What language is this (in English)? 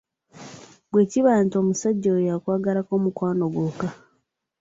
Ganda